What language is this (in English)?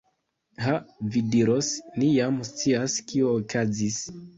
Esperanto